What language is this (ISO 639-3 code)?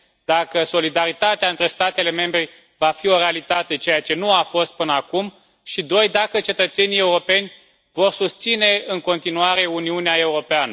ron